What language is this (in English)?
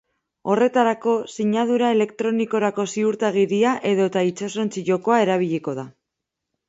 Basque